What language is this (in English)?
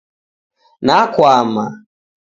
Taita